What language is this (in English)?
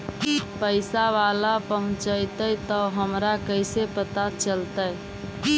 Magahi